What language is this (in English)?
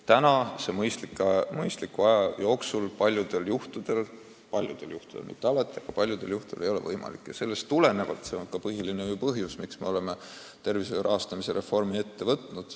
Estonian